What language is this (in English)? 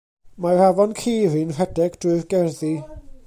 Welsh